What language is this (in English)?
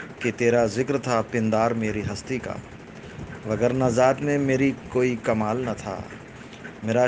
Urdu